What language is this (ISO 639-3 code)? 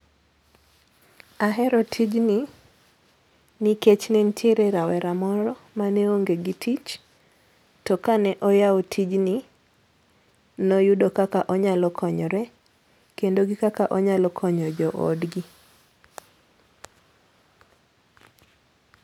luo